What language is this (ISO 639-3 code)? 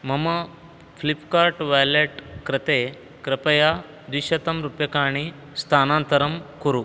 san